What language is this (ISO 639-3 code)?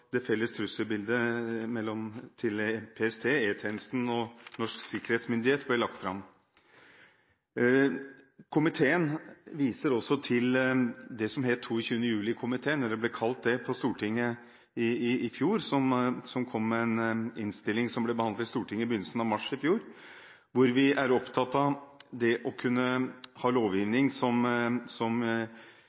nob